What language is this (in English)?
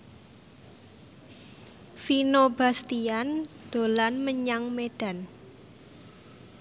Javanese